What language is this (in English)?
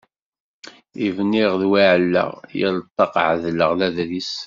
Kabyle